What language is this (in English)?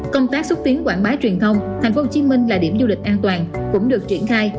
Vietnamese